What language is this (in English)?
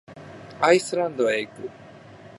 Japanese